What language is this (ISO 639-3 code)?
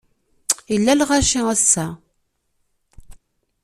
kab